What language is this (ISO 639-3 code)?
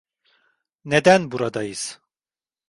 tur